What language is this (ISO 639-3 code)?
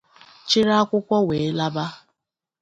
ibo